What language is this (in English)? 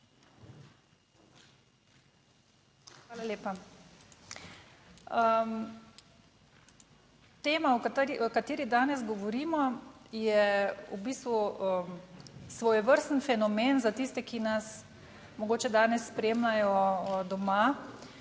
Slovenian